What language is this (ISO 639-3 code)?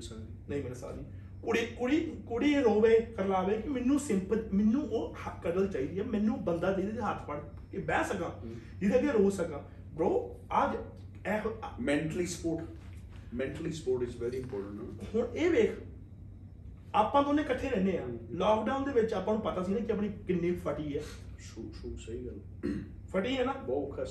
pan